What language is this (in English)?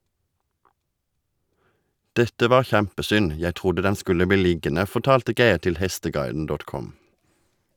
Norwegian